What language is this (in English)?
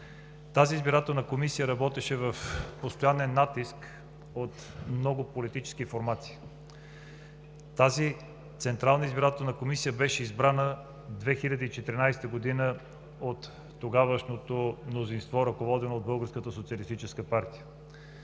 Bulgarian